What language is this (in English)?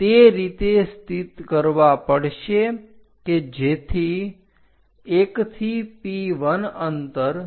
Gujarati